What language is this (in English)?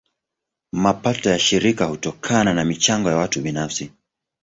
Swahili